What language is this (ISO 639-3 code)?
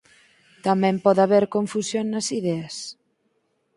glg